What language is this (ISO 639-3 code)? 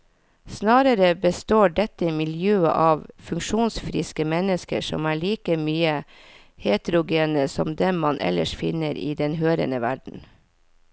nor